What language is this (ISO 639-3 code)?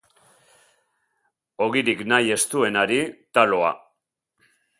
eus